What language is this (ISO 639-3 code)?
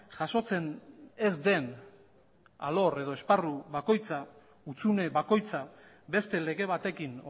eus